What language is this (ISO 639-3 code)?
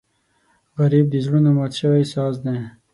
pus